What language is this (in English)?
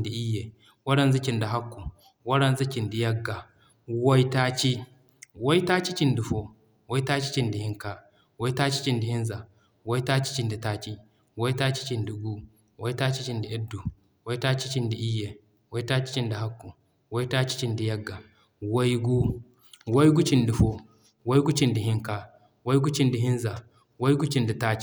Zarma